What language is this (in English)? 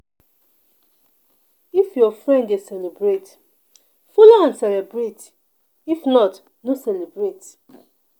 Nigerian Pidgin